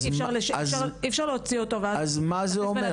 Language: Hebrew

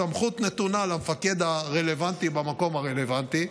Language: Hebrew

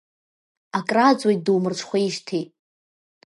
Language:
Abkhazian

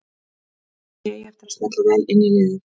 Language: Icelandic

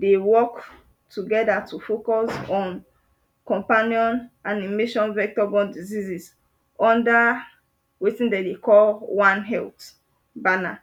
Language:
Nigerian Pidgin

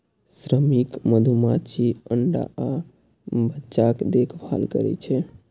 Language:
Maithili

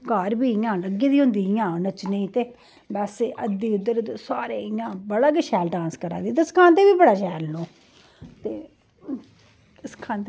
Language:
Dogri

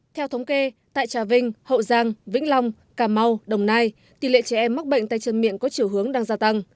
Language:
Vietnamese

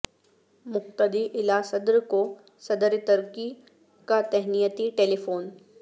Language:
Urdu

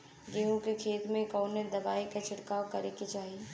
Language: Bhojpuri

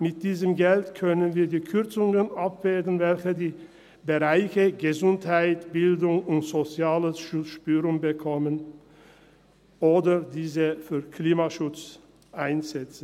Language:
Swiss German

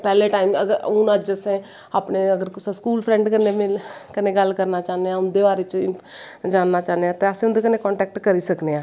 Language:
Dogri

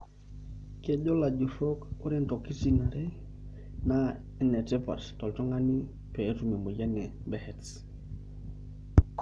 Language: Masai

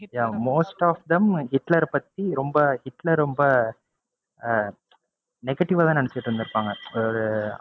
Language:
Tamil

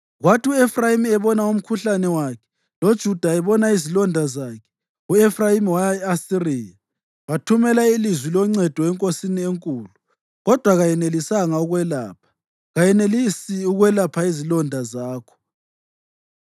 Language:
North Ndebele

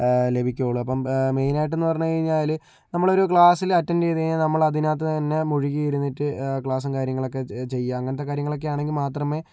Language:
Malayalam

